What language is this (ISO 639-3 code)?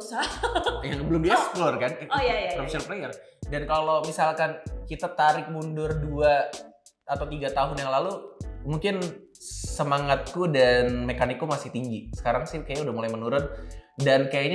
ind